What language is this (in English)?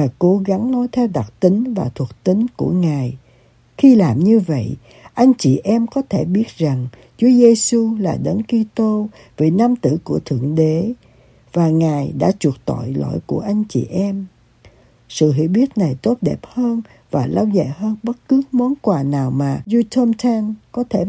Vietnamese